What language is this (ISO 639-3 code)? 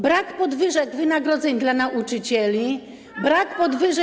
pol